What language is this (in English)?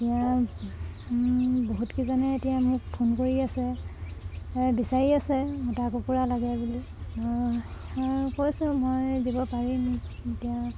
Assamese